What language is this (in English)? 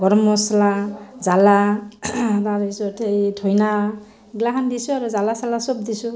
Assamese